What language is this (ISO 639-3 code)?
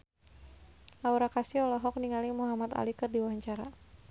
sun